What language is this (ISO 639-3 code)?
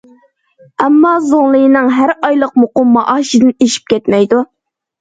uig